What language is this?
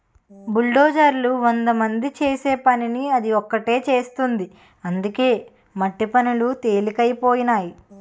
Telugu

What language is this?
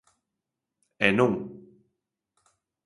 Galician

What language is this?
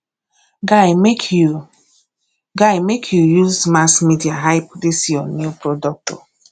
Nigerian Pidgin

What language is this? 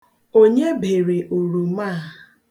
Igbo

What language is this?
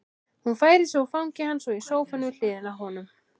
Icelandic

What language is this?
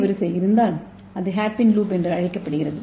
Tamil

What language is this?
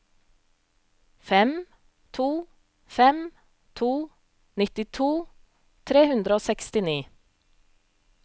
Norwegian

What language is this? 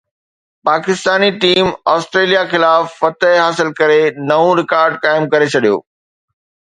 Sindhi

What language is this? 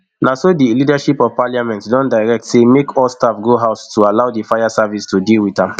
Nigerian Pidgin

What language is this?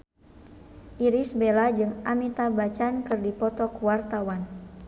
Sundanese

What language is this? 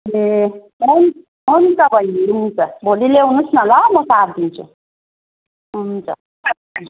Nepali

